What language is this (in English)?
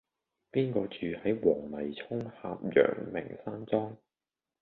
Cantonese